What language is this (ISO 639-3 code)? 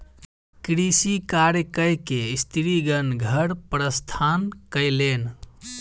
mai